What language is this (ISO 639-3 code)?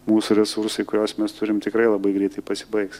lit